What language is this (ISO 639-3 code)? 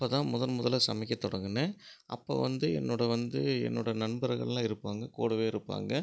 tam